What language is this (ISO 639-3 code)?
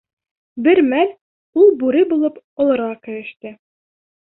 bak